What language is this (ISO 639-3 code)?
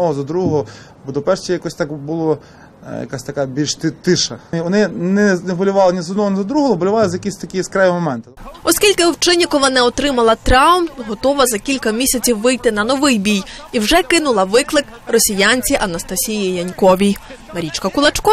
ukr